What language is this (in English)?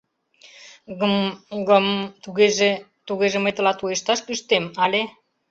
Mari